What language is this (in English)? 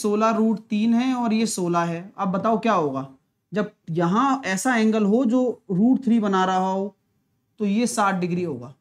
Hindi